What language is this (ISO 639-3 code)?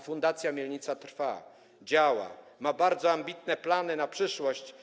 pol